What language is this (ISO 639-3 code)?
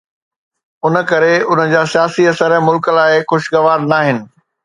snd